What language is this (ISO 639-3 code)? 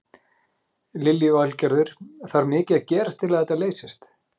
isl